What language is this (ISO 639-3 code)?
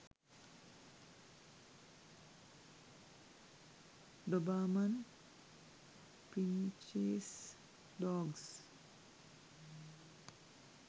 sin